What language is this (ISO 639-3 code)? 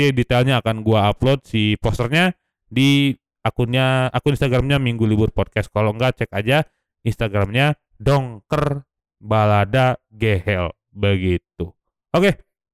ind